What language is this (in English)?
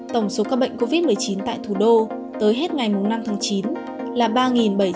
Vietnamese